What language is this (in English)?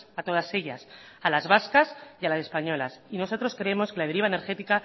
Spanish